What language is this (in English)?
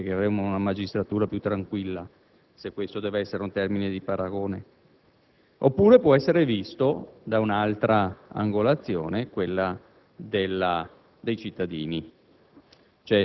Italian